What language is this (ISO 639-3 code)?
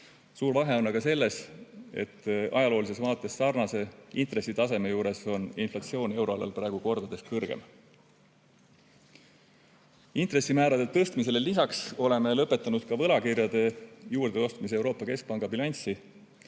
est